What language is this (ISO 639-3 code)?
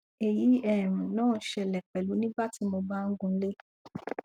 yor